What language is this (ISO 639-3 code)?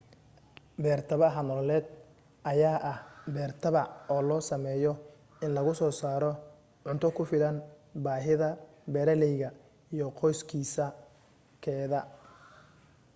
som